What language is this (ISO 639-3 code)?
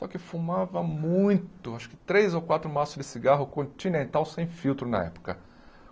por